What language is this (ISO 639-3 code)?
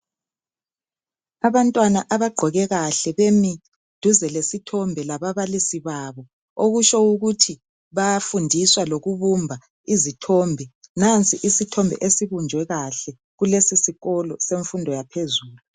nde